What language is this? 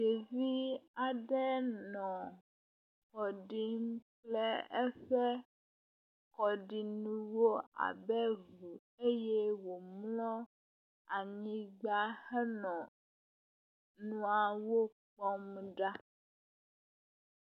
Ewe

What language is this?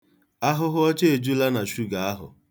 Igbo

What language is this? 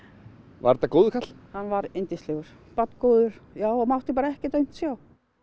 Icelandic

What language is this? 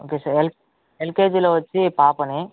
Telugu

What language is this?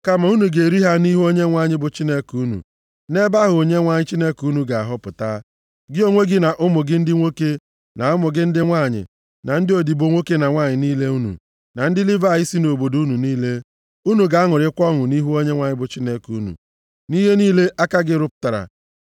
Igbo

